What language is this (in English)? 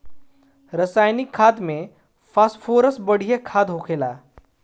Bhojpuri